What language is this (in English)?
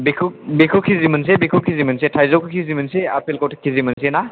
Bodo